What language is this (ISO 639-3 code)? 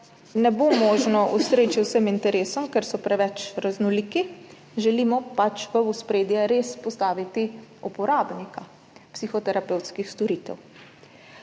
slv